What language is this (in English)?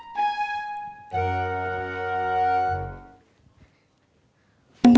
Indonesian